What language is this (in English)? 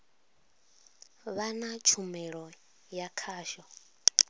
Venda